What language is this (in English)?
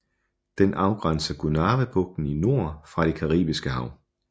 Danish